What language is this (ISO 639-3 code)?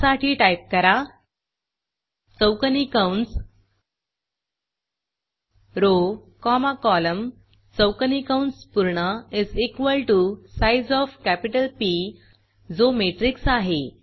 mar